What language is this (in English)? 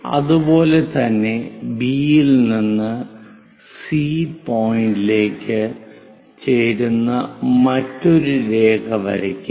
Malayalam